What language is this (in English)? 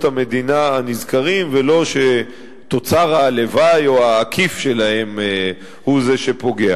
Hebrew